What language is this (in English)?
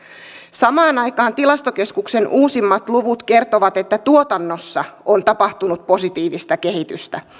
Finnish